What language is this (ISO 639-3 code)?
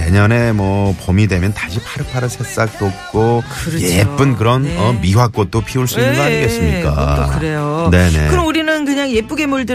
kor